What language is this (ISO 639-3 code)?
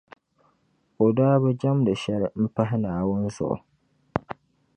dag